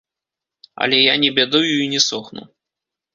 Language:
Belarusian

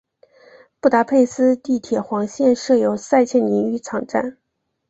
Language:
Chinese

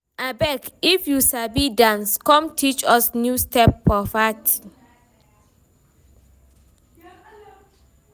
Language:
Nigerian Pidgin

